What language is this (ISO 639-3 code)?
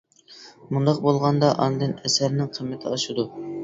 uig